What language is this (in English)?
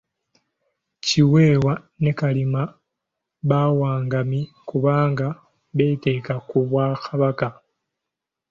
Ganda